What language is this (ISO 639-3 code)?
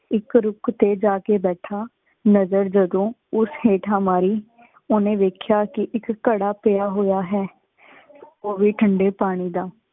pan